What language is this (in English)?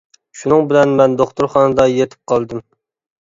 Uyghur